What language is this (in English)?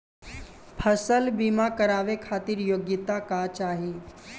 Bhojpuri